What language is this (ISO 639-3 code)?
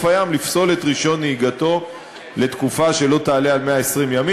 heb